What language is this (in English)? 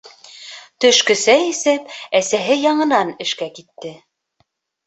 Bashkir